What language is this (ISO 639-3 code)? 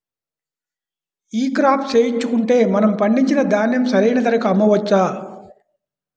tel